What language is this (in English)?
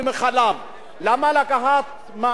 Hebrew